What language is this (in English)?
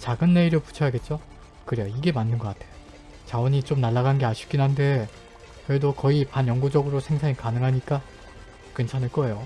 Korean